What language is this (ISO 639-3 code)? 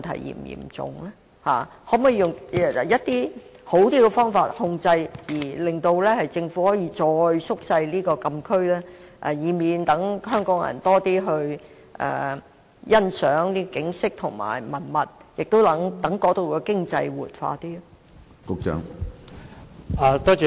yue